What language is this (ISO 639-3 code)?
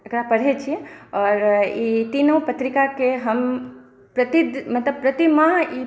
mai